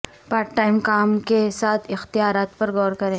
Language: Urdu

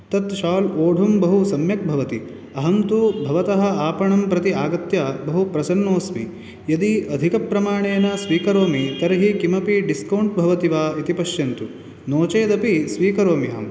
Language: Sanskrit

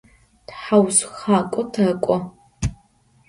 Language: Adyghe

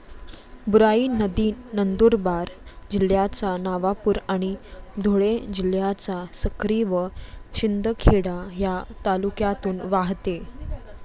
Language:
Marathi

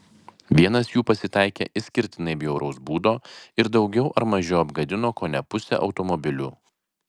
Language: Lithuanian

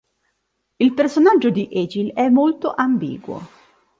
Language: Italian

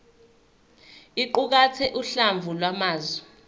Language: Zulu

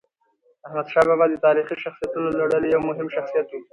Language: Pashto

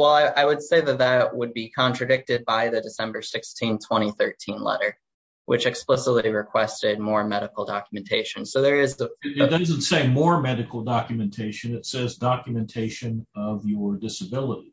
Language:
English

